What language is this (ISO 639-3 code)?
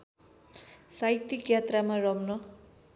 nep